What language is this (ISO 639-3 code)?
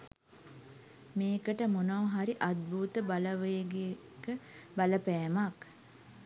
sin